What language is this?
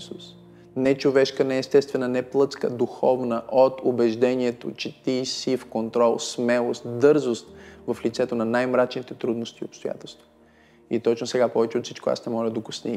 Bulgarian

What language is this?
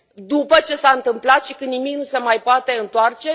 Romanian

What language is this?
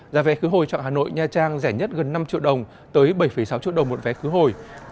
Vietnamese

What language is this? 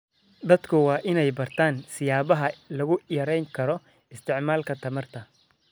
Somali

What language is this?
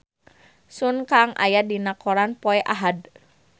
Sundanese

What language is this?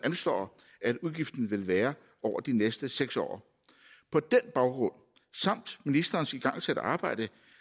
Danish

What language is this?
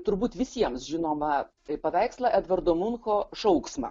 Lithuanian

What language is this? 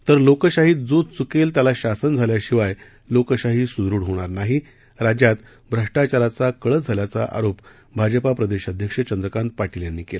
Marathi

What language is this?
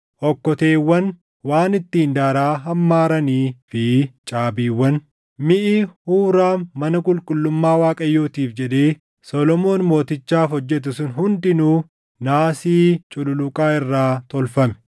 Oromo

